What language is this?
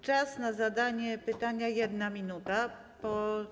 Polish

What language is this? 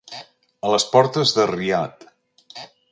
Catalan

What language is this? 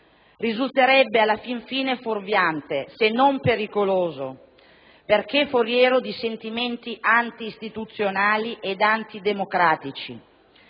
Italian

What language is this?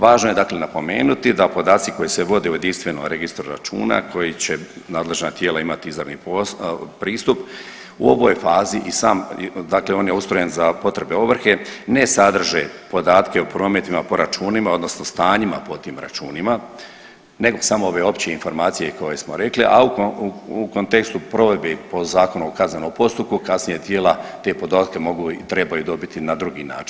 Croatian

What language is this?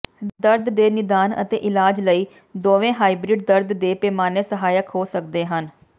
Punjabi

